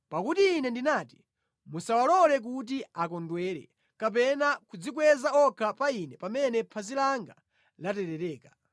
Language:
Nyanja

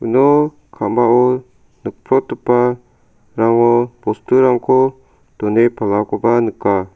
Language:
Garo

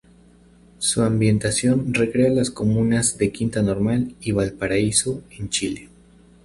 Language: Spanish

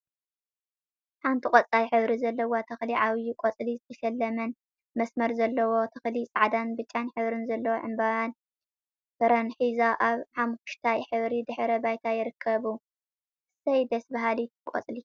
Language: Tigrinya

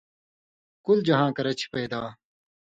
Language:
Indus Kohistani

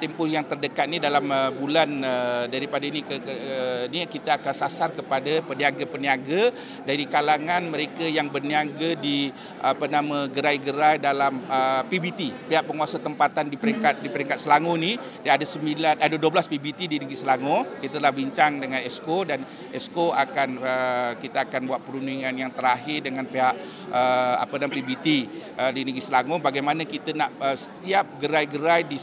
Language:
Malay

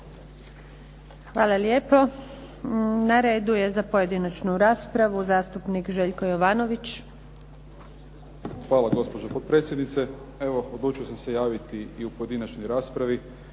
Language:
Croatian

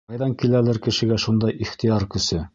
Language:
Bashkir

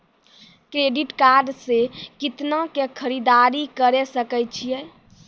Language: Maithili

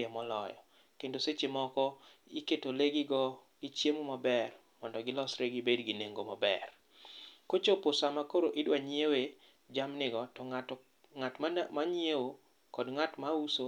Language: Luo (Kenya and Tanzania)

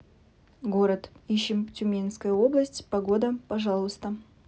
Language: Russian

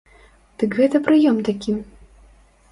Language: Belarusian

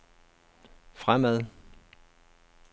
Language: Danish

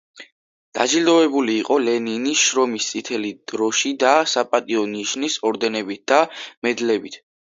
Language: Georgian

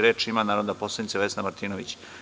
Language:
Serbian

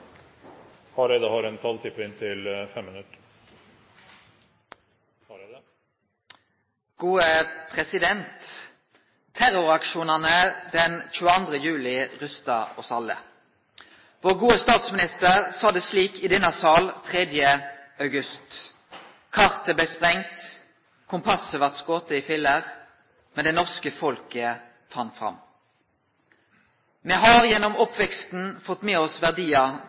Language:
Norwegian Nynorsk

